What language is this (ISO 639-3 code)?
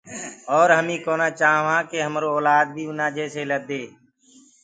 ggg